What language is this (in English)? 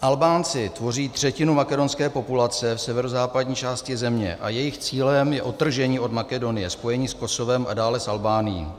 Czech